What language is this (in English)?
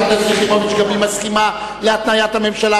Hebrew